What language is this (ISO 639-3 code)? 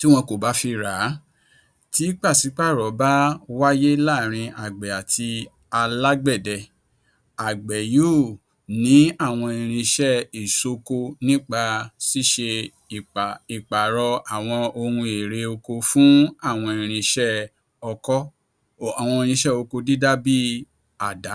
yor